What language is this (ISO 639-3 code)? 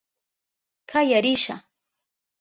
qup